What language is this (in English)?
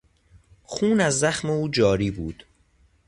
Persian